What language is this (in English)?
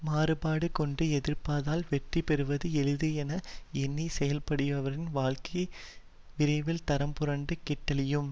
Tamil